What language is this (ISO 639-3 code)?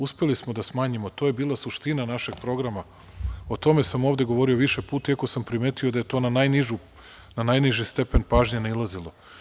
srp